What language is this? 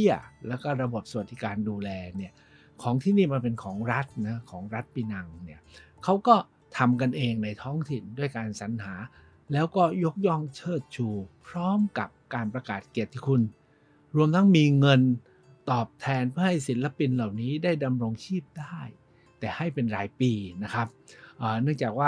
Thai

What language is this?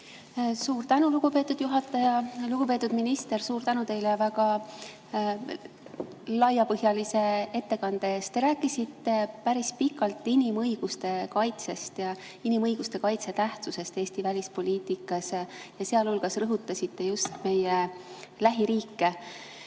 Estonian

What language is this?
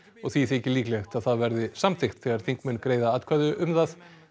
Icelandic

